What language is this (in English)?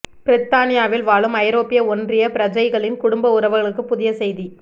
Tamil